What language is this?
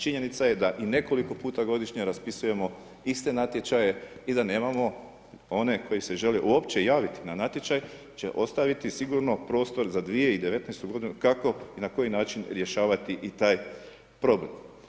Croatian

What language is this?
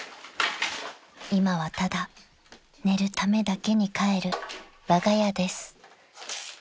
Japanese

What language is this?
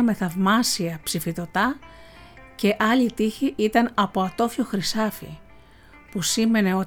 Greek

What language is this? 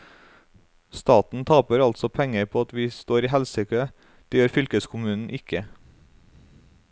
Norwegian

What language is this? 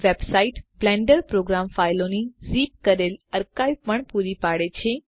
Gujarati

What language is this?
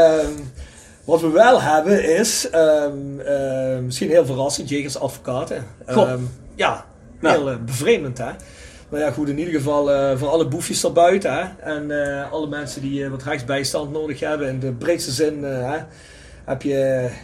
Dutch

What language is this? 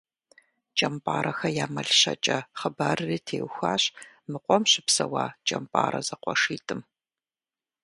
Kabardian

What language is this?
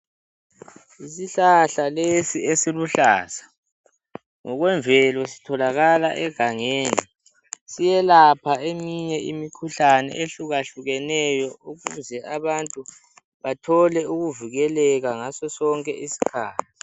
North Ndebele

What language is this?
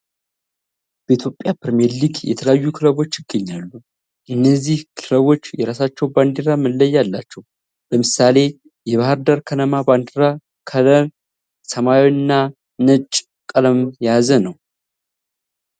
Amharic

